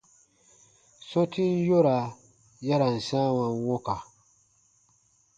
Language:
Baatonum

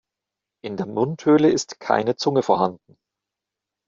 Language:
German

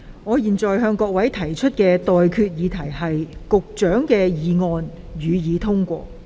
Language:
Cantonese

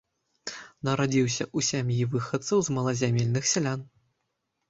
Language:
Belarusian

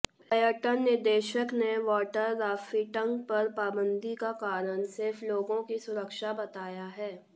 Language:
Hindi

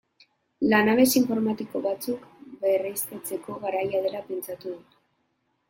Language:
Basque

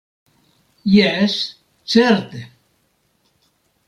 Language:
Esperanto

